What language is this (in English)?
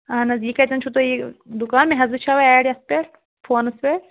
Kashmiri